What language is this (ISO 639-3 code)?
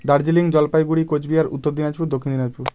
ben